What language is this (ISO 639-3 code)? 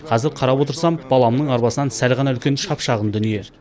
kaz